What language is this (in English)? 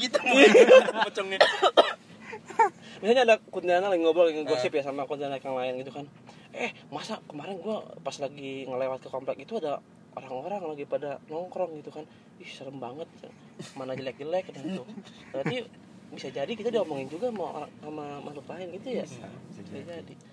Indonesian